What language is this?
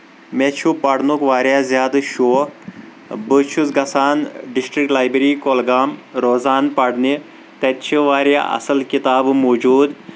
Kashmiri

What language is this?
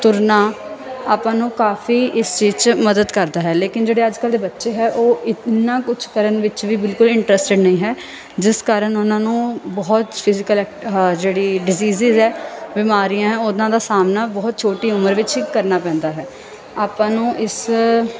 Punjabi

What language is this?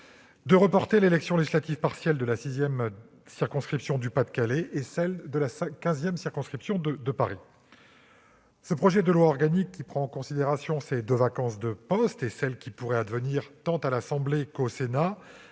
French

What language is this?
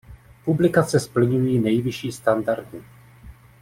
Czech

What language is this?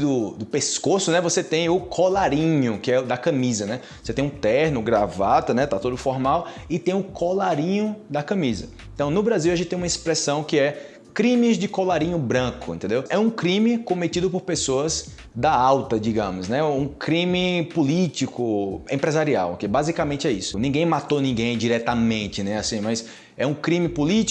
Portuguese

